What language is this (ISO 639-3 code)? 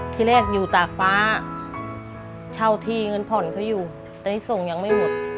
tha